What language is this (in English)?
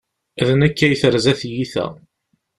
Kabyle